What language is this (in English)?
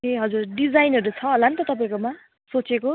Nepali